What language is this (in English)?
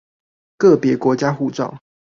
Chinese